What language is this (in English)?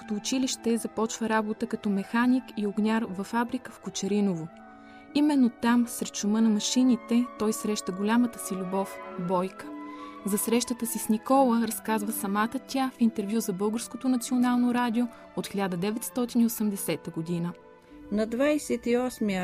Bulgarian